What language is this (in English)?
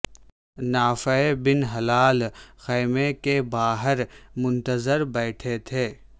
Urdu